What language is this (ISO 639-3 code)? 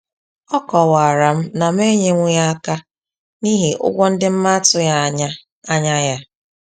ibo